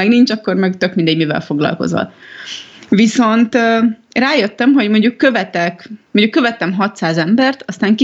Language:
Hungarian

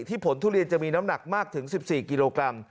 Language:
Thai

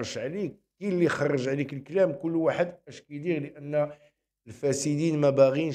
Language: Arabic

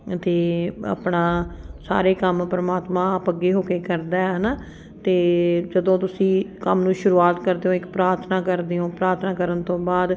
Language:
Punjabi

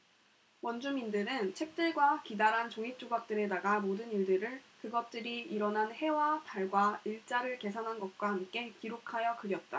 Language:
Korean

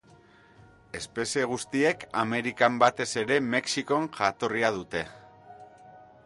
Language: Basque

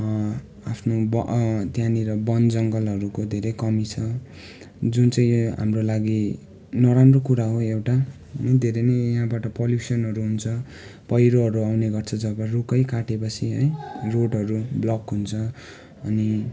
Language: Nepali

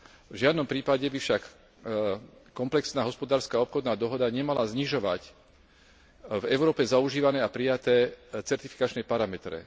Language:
Slovak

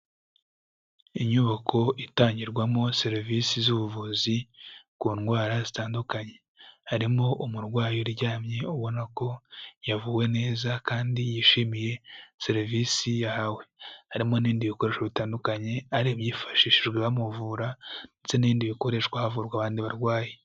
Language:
Kinyarwanda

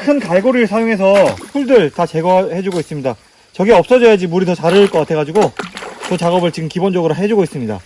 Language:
Korean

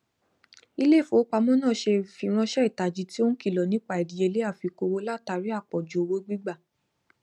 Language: Yoruba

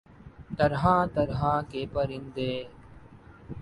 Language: Urdu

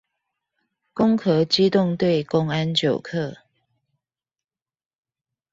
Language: Chinese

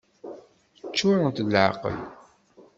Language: Kabyle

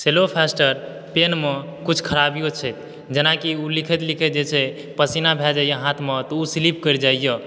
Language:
Maithili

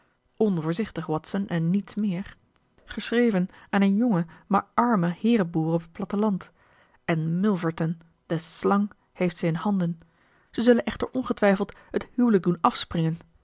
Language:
Dutch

